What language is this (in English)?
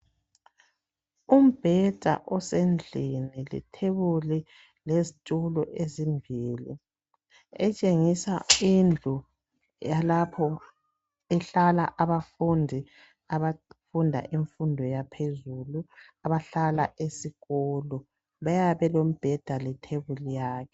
North Ndebele